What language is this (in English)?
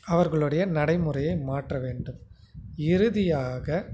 Tamil